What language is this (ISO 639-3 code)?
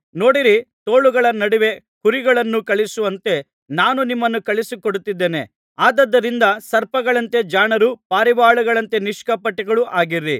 kan